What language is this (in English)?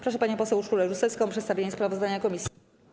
Polish